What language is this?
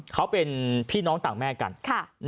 Thai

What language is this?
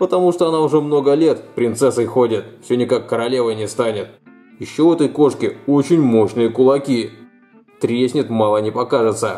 Russian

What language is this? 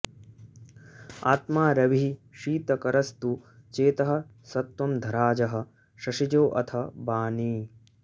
Sanskrit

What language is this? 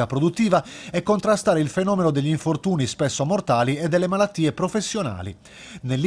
Italian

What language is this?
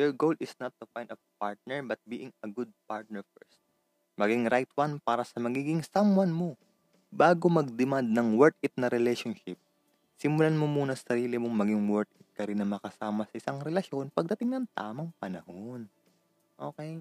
Filipino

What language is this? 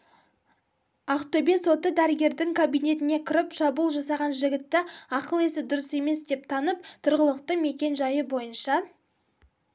Kazakh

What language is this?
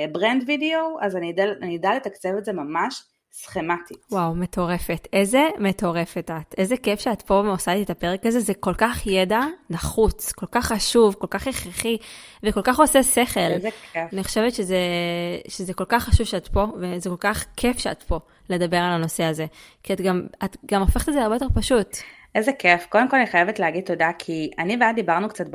Hebrew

